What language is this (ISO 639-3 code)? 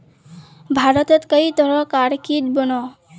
mag